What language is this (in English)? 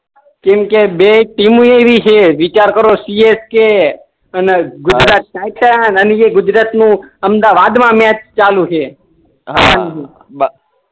Gujarati